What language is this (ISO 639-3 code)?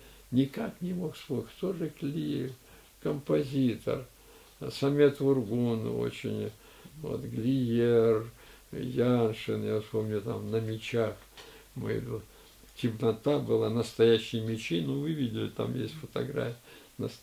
rus